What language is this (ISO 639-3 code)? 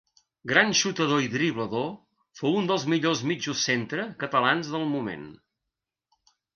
cat